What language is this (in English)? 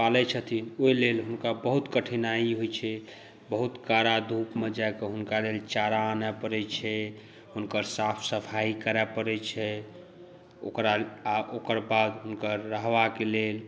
Maithili